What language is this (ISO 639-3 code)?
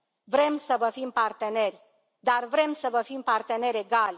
ron